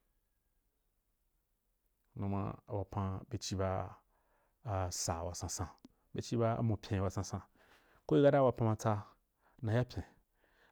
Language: Wapan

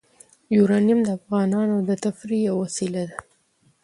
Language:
Pashto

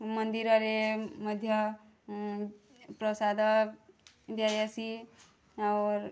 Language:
Odia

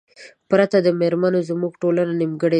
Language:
Pashto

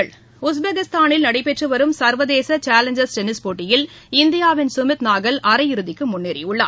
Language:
Tamil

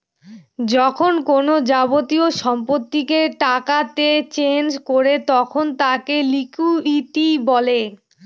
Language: Bangla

